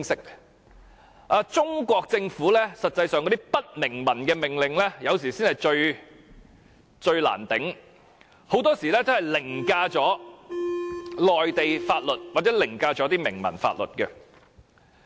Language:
Cantonese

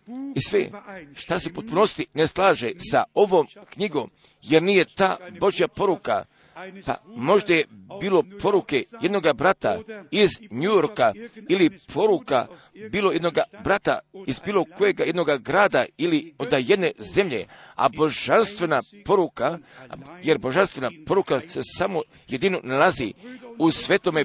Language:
Croatian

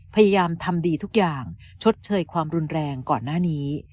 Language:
Thai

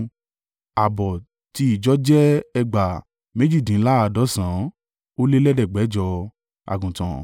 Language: Yoruba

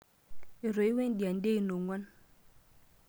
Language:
Masai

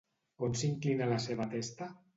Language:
Catalan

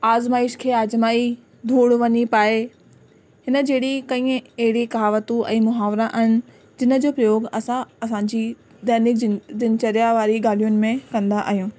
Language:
Sindhi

